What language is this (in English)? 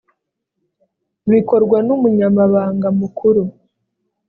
Kinyarwanda